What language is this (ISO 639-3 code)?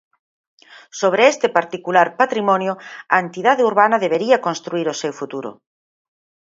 glg